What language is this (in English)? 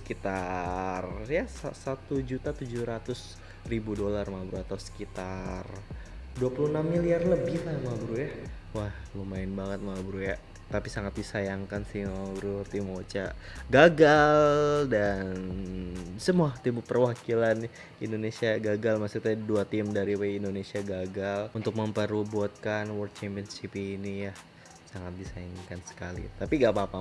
Indonesian